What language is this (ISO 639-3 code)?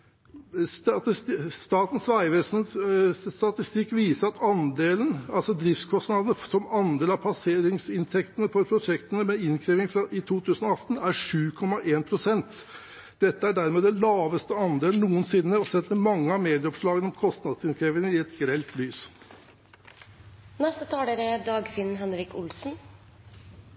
nob